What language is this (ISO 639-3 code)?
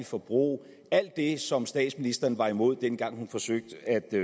dan